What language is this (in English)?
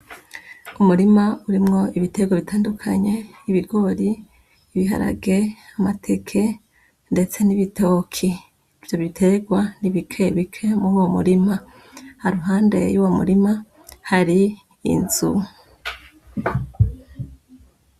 Rundi